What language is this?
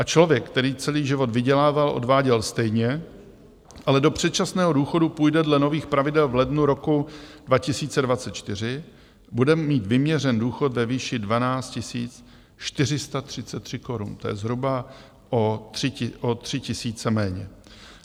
Czech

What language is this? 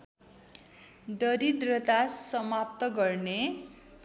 Nepali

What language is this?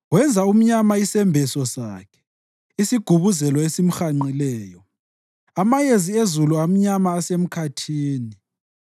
North Ndebele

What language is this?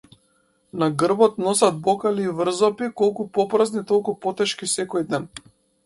Macedonian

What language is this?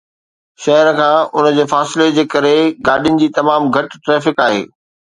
Sindhi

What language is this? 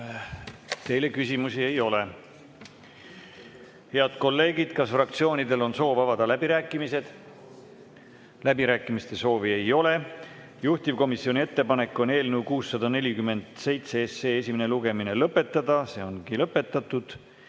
Estonian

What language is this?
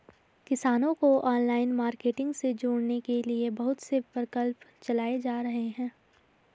Hindi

